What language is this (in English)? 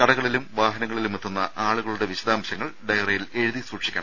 Malayalam